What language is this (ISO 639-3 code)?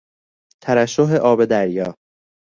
fas